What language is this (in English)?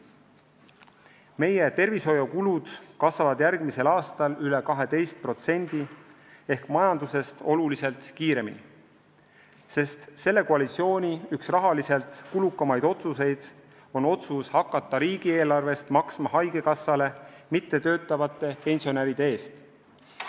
Estonian